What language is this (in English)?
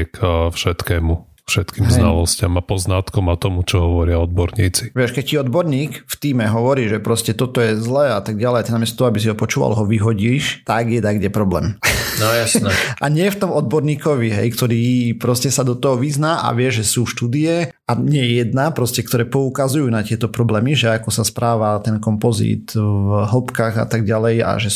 Slovak